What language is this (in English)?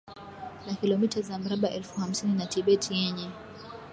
Swahili